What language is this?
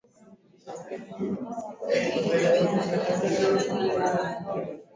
Swahili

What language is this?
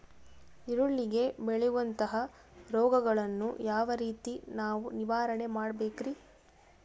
Kannada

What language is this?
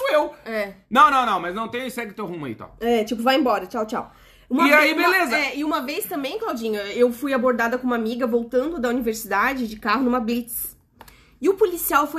Portuguese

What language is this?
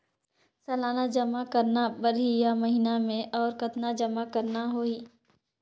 Chhattisgarhi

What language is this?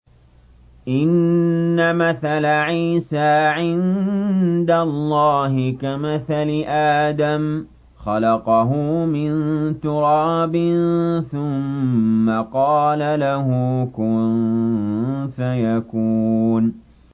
Arabic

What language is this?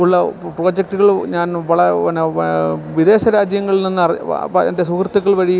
Malayalam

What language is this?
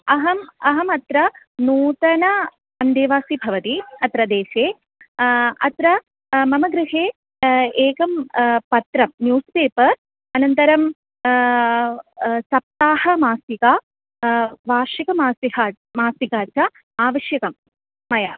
Sanskrit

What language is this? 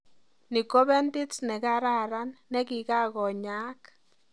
Kalenjin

